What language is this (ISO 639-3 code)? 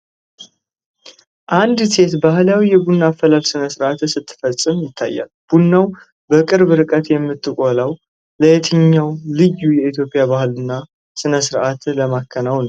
amh